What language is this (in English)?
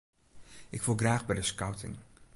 Western Frisian